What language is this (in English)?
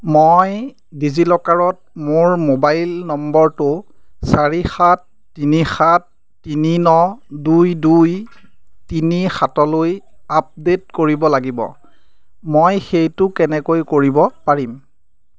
Assamese